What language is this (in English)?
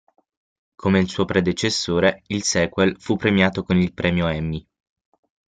Italian